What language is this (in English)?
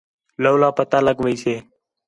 Khetrani